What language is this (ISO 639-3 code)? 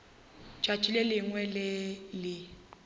nso